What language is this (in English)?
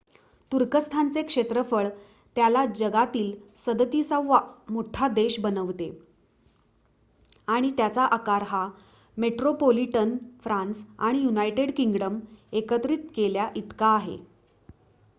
Marathi